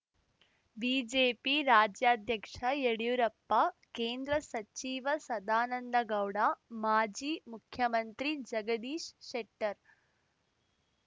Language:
Kannada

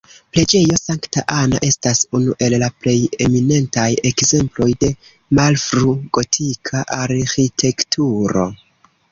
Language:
Esperanto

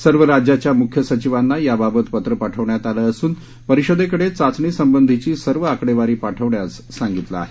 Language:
Marathi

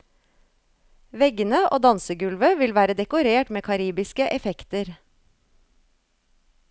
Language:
Norwegian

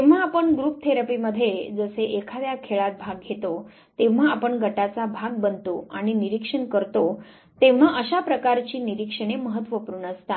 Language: Marathi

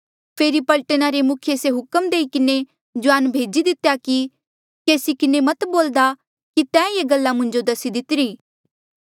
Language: Mandeali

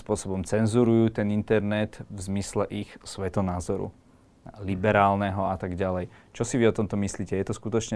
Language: Slovak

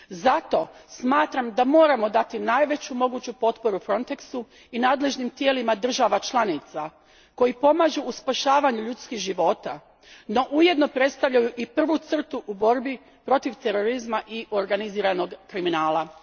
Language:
Croatian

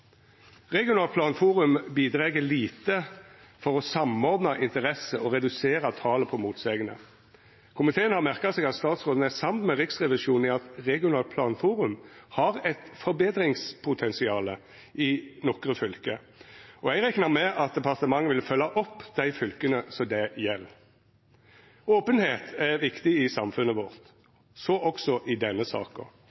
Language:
Norwegian Nynorsk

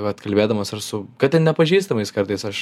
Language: Lithuanian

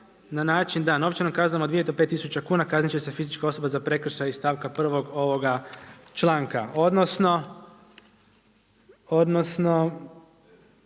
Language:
Croatian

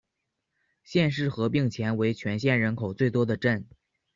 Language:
Chinese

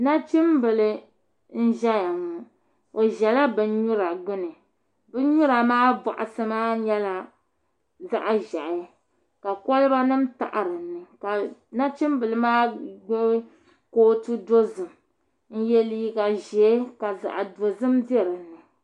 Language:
Dagbani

